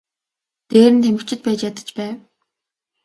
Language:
Mongolian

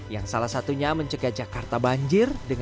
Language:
Indonesian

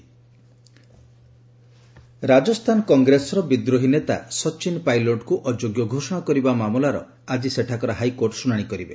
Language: Odia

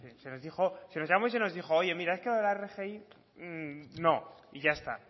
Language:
Spanish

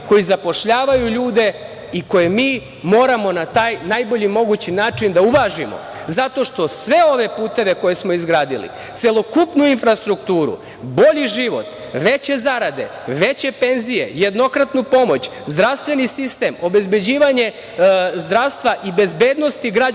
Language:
Serbian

